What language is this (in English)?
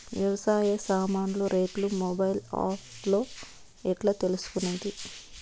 Telugu